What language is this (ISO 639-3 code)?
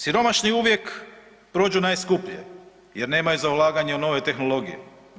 hrv